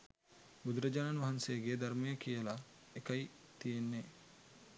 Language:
Sinhala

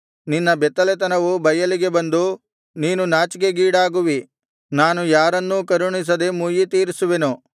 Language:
Kannada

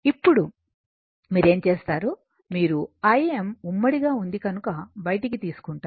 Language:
Telugu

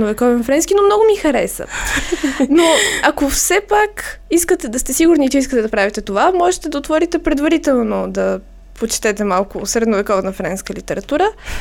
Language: Bulgarian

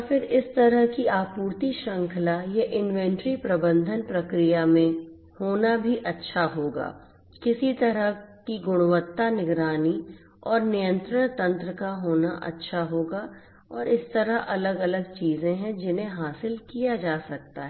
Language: Hindi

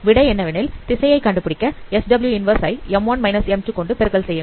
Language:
Tamil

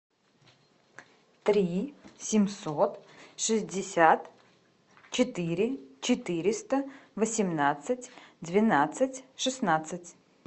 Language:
Russian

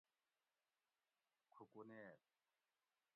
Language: Gawri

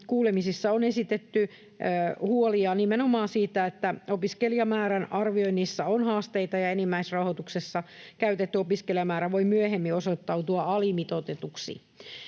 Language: Finnish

